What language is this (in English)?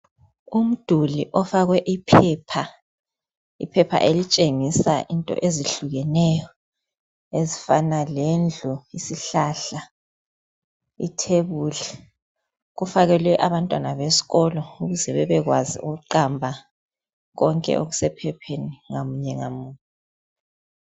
North Ndebele